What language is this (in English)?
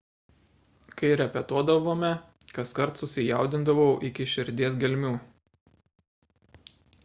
Lithuanian